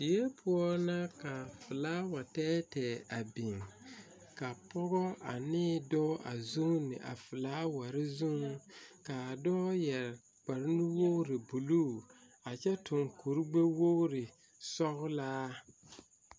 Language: Southern Dagaare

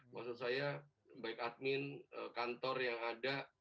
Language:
Indonesian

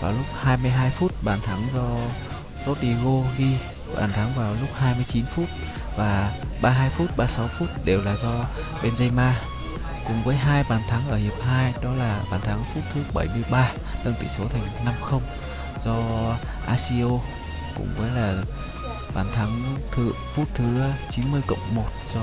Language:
Vietnamese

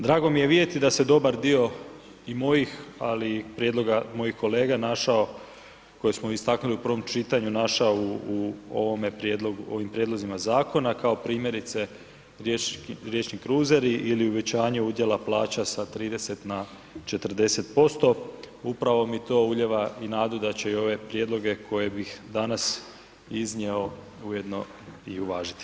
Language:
Croatian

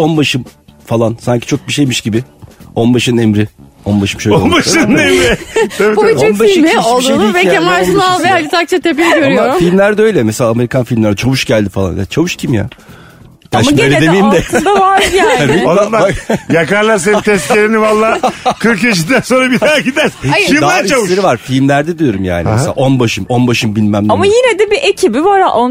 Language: Turkish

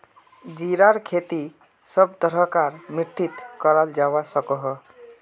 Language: Magahi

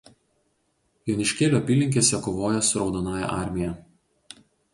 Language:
Lithuanian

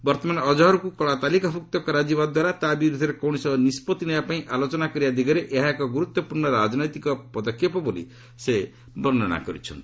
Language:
Odia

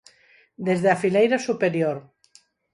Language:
Galician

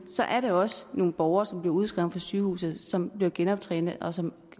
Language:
Danish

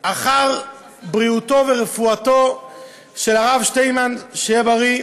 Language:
Hebrew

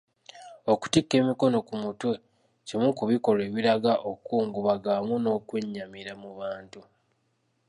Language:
Ganda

